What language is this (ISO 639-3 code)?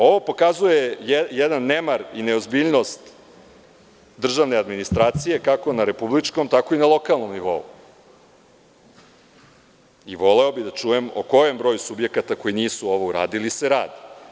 srp